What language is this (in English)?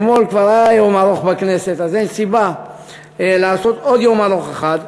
Hebrew